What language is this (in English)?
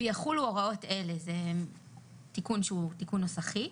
Hebrew